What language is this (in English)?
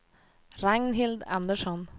Swedish